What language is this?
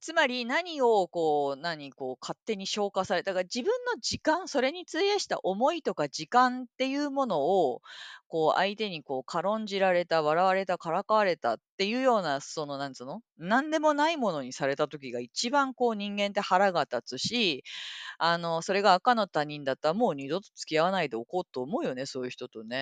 Japanese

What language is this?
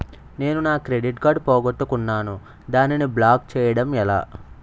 Telugu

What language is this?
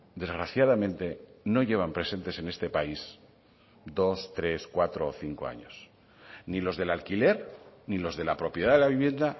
Spanish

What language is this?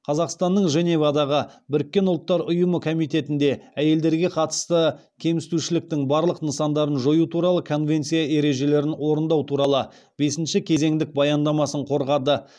Kazakh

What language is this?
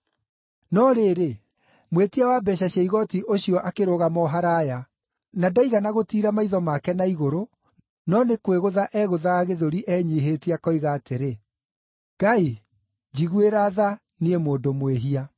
Kikuyu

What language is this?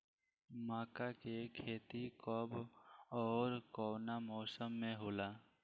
Bhojpuri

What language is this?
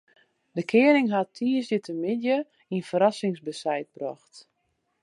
Western Frisian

